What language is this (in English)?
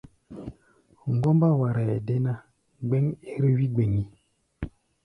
Gbaya